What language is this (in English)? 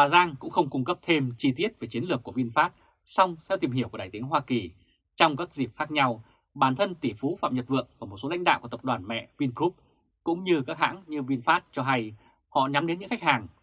Vietnamese